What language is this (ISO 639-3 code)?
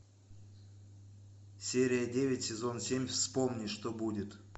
rus